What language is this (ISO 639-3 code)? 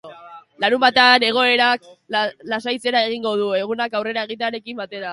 eus